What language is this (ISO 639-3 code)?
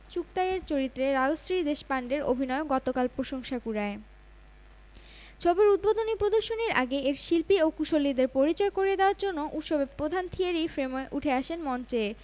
ben